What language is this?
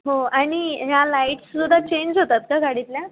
Marathi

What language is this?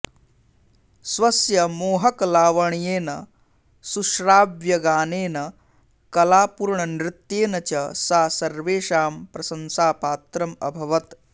Sanskrit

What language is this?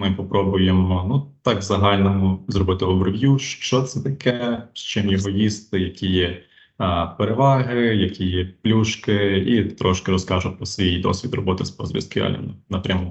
Ukrainian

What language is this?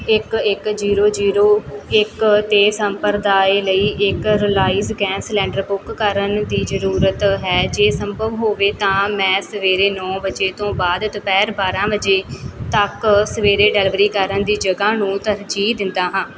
Punjabi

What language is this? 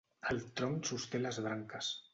Catalan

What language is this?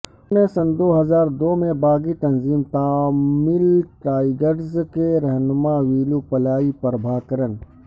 Urdu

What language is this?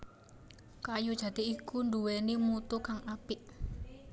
Javanese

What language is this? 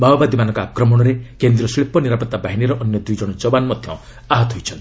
Odia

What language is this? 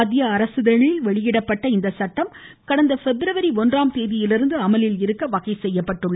Tamil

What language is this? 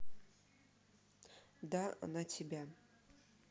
Russian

